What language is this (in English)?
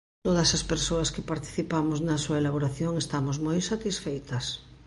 Galician